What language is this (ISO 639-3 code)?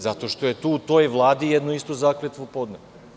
srp